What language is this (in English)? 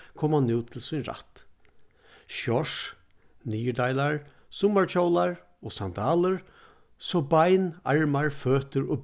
Faroese